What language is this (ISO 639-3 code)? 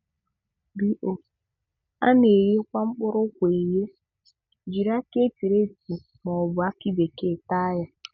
ibo